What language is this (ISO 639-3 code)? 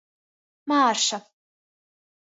ltg